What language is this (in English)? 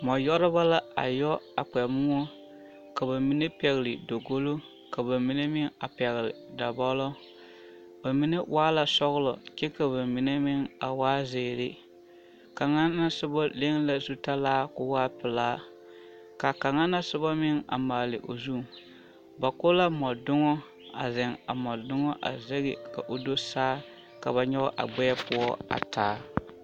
Southern Dagaare